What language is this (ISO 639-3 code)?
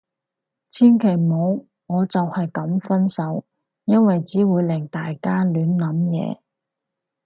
yue